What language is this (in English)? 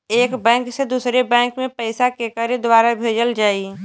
Bhojpuri